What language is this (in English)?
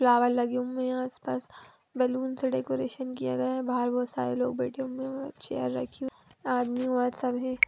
Magahi